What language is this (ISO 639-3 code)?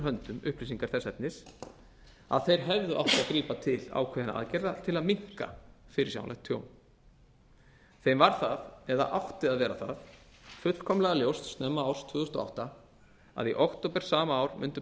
isl